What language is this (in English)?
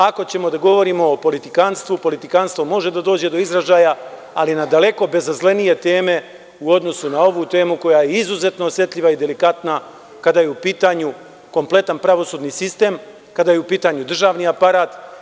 Serbian